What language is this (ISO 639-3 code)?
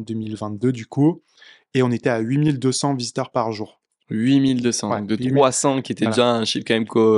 fra